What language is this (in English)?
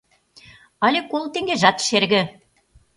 Mari